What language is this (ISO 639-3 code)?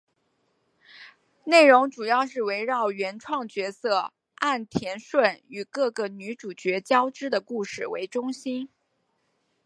zho